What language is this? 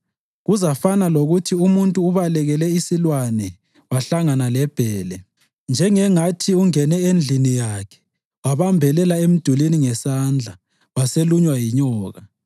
North Ndebele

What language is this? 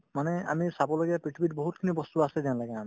Assamese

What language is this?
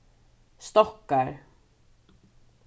Faroese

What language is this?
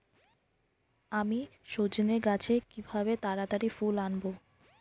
Bangla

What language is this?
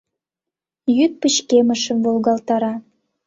Mari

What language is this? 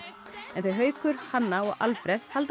Icelandic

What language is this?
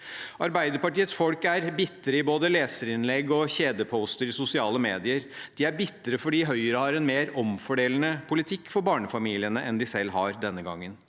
Norwegian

